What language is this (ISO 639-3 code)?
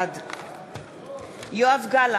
heb